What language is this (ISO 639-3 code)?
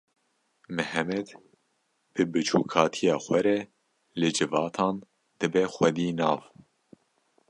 kur